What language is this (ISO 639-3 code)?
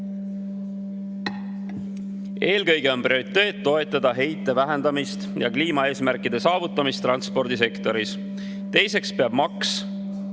est